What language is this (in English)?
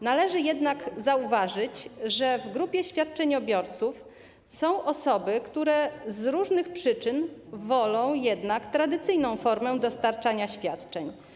Polish